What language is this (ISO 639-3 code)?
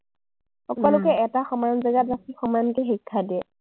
asm